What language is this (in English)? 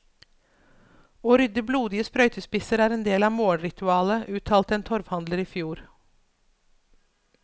Norwegian